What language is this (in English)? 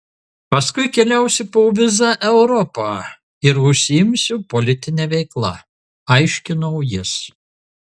Lithuanian